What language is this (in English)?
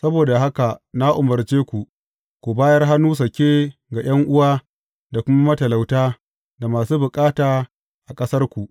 Hausa